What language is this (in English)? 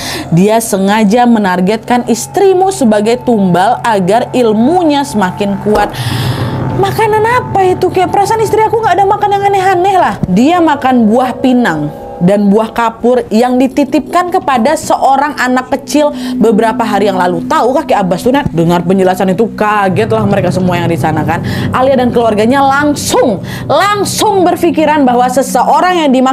Indonesian